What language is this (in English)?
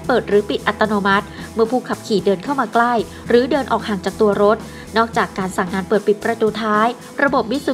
Thai